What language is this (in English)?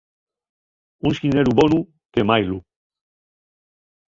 Asturian